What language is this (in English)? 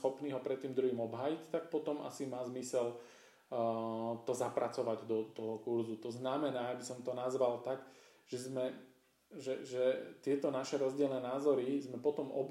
Slovak